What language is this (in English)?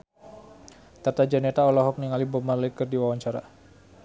Sundanese